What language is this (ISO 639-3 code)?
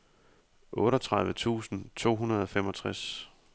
dan